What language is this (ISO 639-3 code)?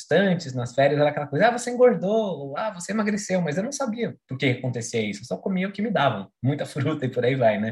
por